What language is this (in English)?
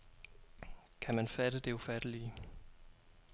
Danish